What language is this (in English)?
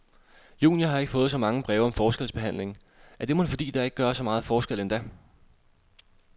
Danish